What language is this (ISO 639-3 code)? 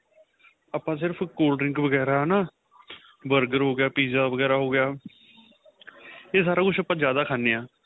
pan